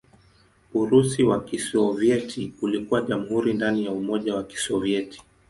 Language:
Swahili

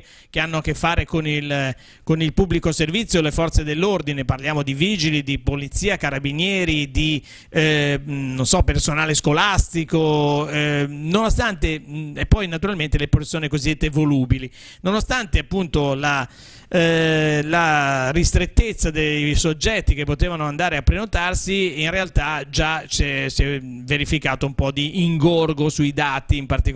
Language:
Italian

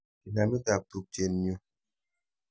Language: Kalenjin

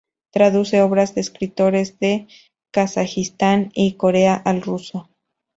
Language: Spanish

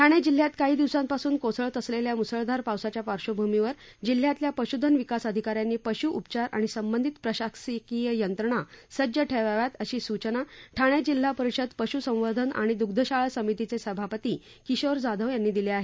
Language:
Marathi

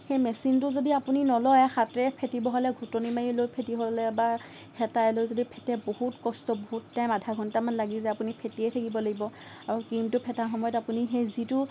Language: Assamese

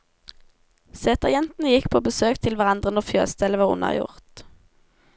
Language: Norwegian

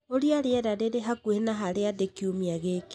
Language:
Kikuyu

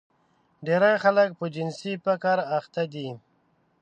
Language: Pashto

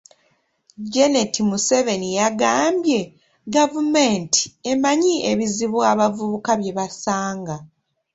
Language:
Ganda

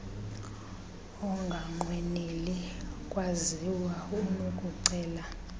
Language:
Xhosa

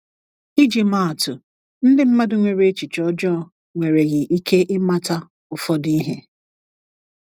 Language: Igbo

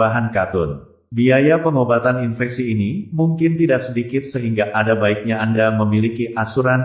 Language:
Indonesian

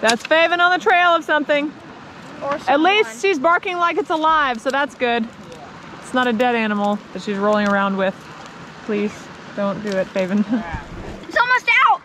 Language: English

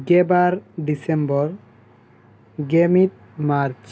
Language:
Santali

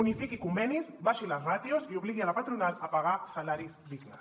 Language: Catalan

